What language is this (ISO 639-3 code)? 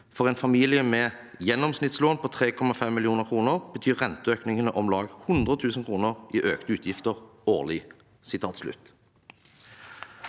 nor